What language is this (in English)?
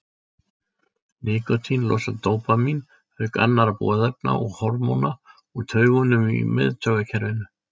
Icelandic